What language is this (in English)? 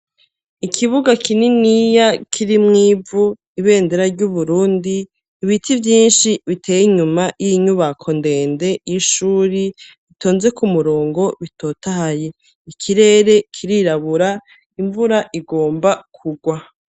Rundi